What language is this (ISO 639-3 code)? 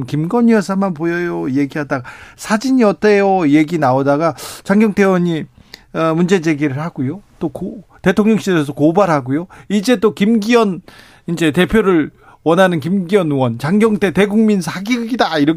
kor